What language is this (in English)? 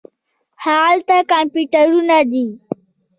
Pashto